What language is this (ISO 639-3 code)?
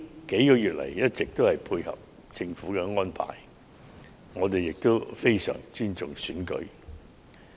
yue